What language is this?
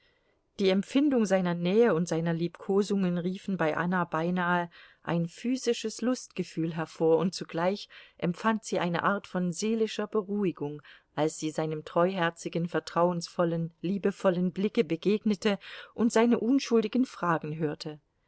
German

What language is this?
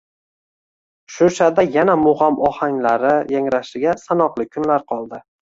Uzbek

